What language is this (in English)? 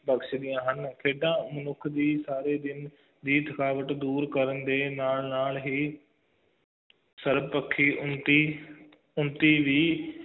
Punjabi